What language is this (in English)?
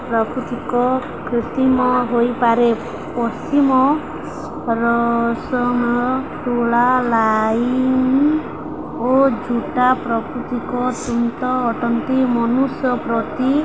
Odia